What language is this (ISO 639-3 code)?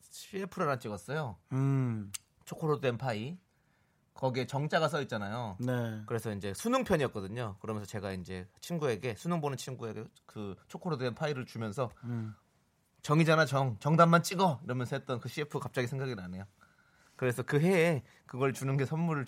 kor